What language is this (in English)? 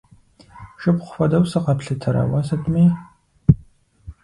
Kabardian